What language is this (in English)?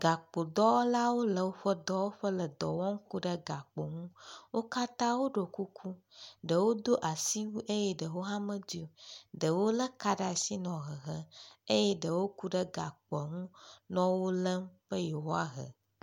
Ewe